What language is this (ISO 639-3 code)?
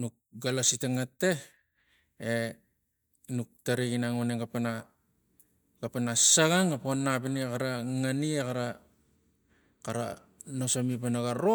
tgc